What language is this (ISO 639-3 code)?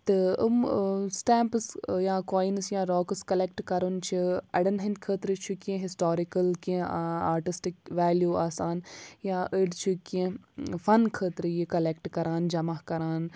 kas